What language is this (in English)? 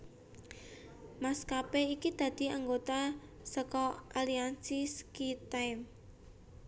Javanese